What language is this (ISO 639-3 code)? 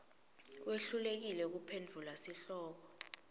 ssw